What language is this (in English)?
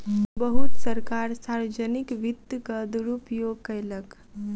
Maithili